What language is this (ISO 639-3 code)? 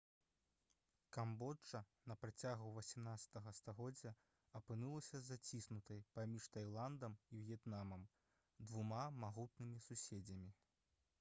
bel